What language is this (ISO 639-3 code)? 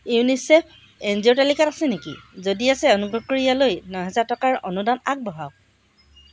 asm